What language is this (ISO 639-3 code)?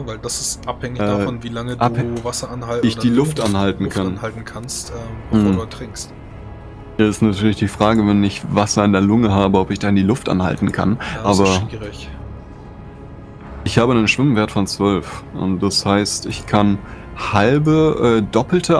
deu